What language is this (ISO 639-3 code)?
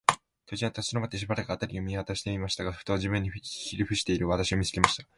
jpn